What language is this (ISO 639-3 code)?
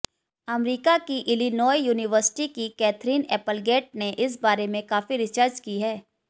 hin